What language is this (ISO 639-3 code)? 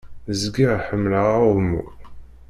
kab